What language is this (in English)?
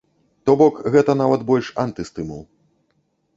Belarusian